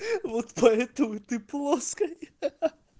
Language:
Russian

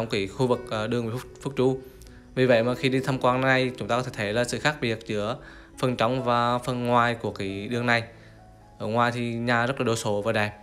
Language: Vietnamese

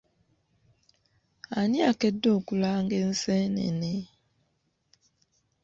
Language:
Ganda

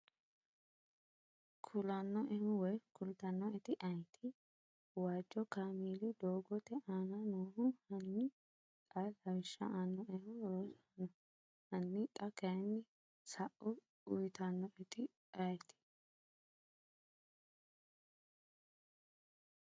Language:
Sidamo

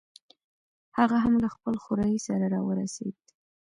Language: Pashto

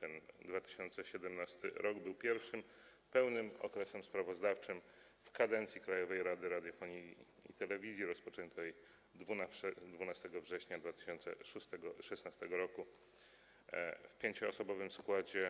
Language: Polish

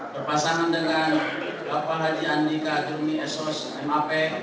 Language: Indonesian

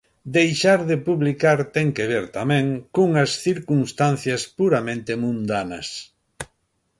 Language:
Galician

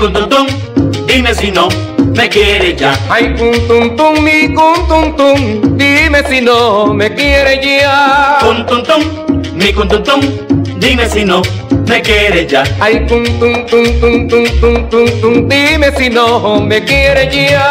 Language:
Spanish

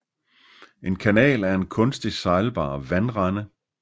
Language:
Danish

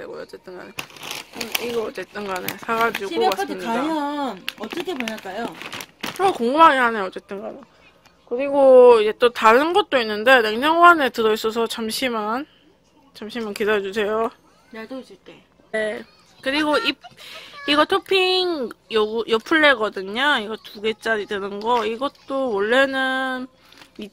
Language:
Korean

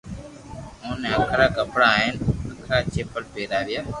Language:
Loarki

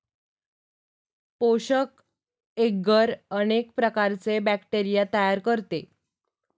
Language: Marathi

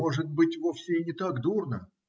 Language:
Russian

